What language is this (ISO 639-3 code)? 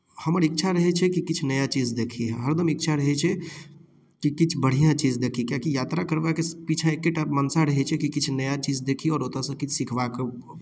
mai